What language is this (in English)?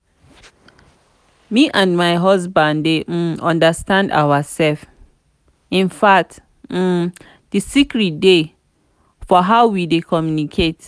Nigerian Pidgin